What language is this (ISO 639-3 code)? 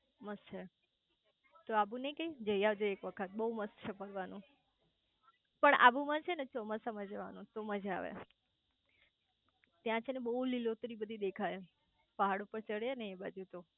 guj